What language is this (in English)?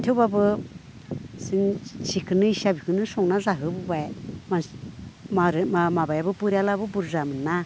Bodo